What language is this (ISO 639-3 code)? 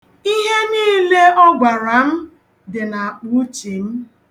ibo